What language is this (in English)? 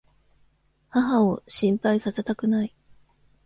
Japanese